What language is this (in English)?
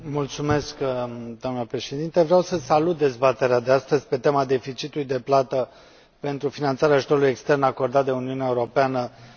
Romanian